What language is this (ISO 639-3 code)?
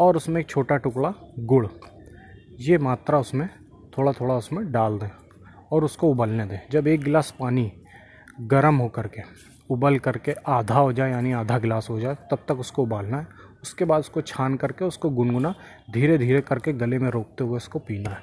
hin